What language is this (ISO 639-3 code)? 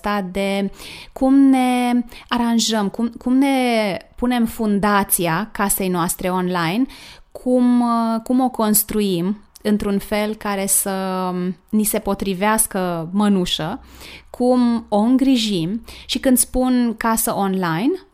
ron